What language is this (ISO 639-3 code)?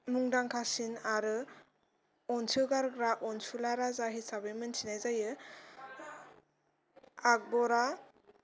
brx